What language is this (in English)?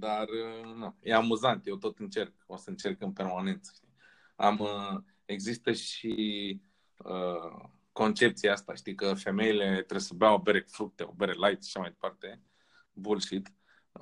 Romanian